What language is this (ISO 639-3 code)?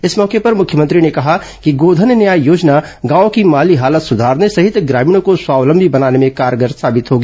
hin